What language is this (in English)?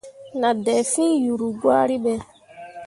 Mundang